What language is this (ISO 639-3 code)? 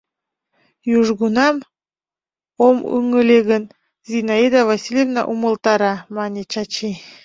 chm